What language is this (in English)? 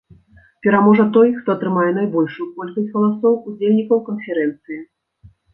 Belarusian